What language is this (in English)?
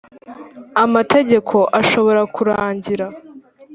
Kinyarwanda